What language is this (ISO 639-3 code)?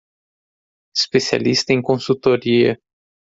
por